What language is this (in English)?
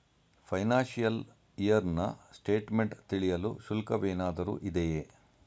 Kannada